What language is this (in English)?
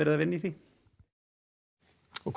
Icelandic